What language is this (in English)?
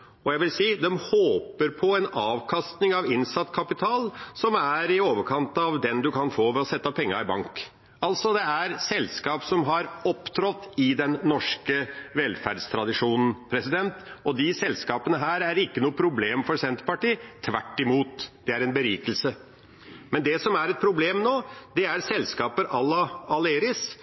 Norwegian Bokmål